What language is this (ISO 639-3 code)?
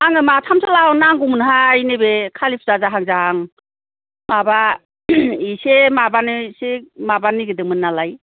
brx